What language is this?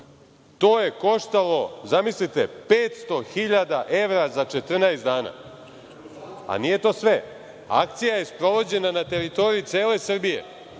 Serbian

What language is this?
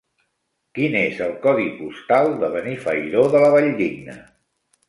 Catalan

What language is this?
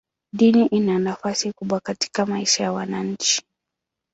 Swahili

